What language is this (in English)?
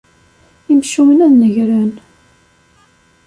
Kabyle